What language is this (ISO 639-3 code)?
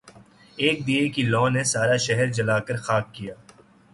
urd